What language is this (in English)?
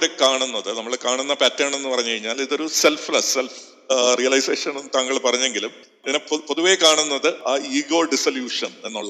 Malayalam